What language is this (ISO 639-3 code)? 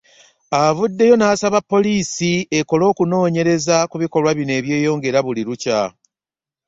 lug